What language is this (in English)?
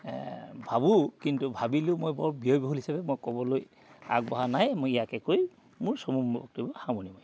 Assamese